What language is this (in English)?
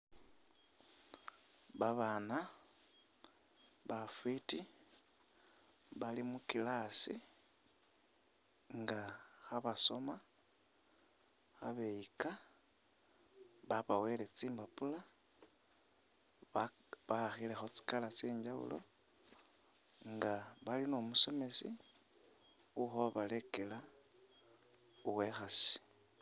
Masaaba